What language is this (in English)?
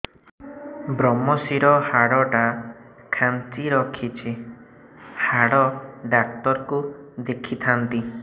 Odia